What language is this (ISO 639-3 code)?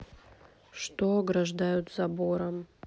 rus